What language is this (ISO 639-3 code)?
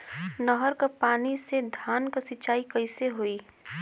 bho